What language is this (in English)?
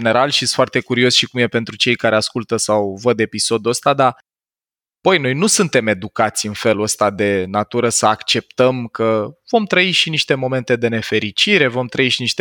Romanian